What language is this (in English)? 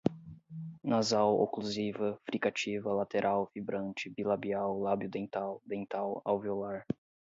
Portuguese